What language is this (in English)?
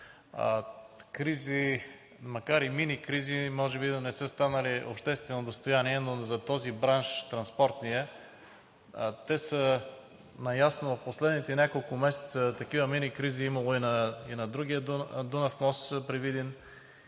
Bulgarian